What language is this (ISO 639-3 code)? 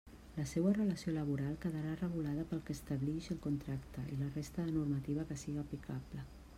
cat